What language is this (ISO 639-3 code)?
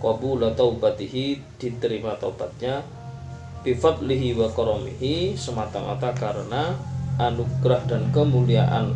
msa